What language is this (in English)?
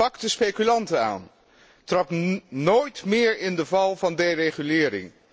Dutch